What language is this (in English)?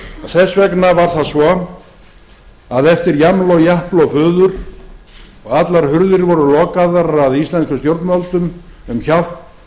Icelandic